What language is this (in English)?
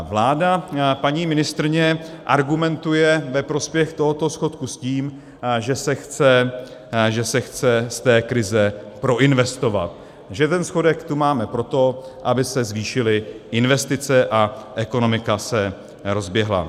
Czech